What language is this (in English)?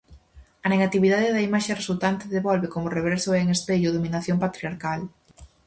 Galician